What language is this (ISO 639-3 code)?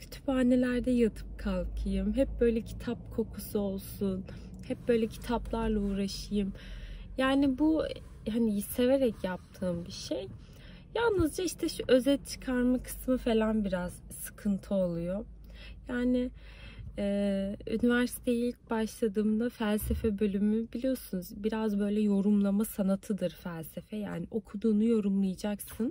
tur